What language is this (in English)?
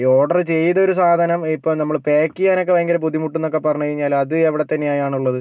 Malayalam